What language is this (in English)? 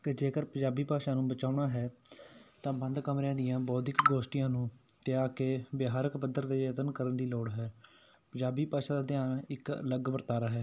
Punjabi